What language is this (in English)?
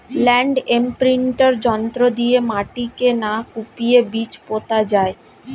Bangla